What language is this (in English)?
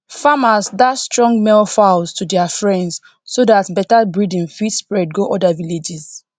Nigerian Pidgin